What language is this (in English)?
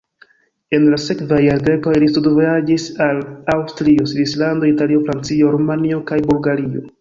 Esperanto